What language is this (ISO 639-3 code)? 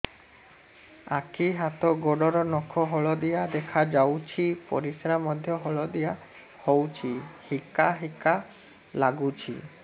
ori